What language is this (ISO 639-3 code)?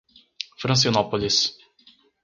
por